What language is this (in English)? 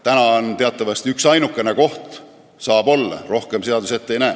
Estonian